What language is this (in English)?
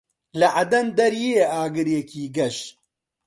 Central Kurdish